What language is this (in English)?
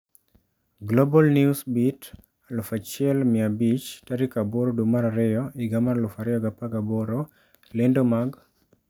Luo (Kenya and Tanzania)